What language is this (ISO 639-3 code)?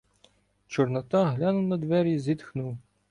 ukr